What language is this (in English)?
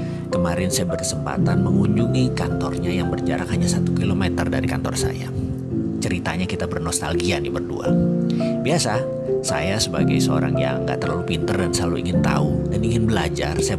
Indonesian